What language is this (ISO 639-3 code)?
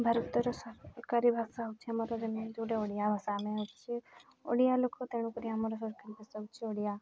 ori